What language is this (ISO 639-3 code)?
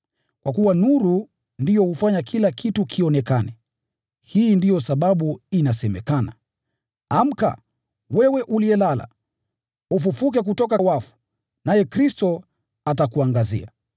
swa